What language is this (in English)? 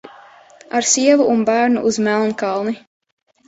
Latvian